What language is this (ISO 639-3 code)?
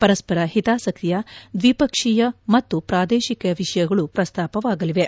kan